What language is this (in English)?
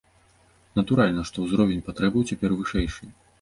Belarusian